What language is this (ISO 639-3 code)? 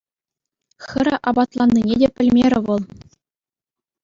chv